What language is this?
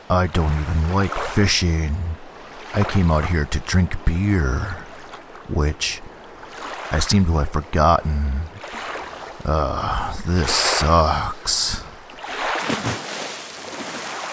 English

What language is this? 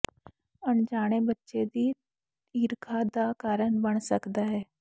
Punjabi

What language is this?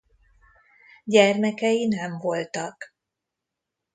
Hungarian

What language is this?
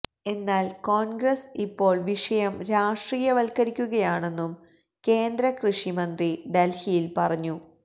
Malayalam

